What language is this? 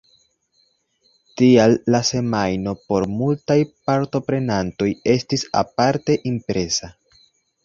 Esperanto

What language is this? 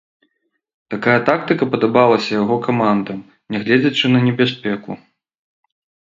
Belarusian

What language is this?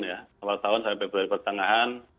Indonesian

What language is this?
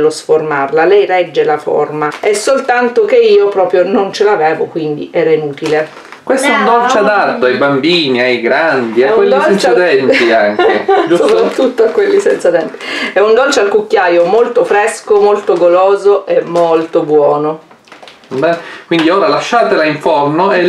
Italian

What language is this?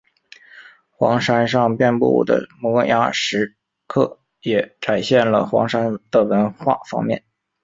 Chinese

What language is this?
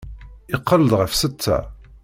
Kabyle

